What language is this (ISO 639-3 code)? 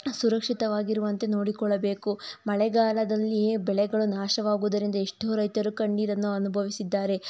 kan